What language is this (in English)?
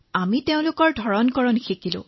Assamese